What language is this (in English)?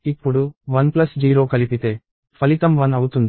Telugu